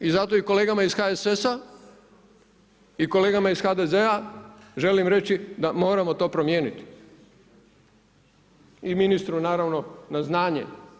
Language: Croatian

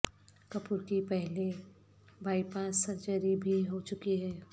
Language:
Urdu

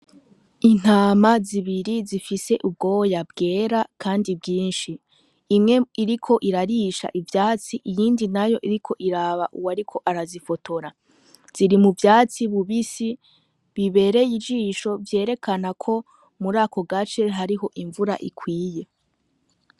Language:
Rundi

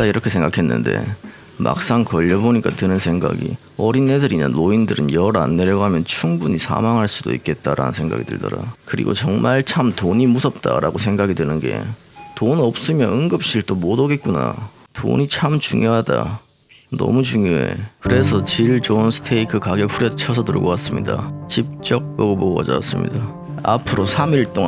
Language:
Korean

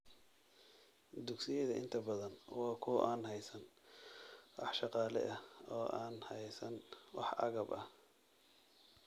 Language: Somali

